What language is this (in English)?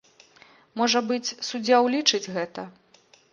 Belarusian